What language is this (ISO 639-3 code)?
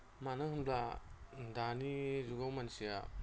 brx